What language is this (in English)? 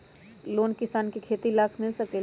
Magahi